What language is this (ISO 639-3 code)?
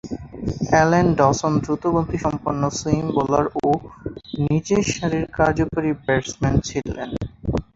ben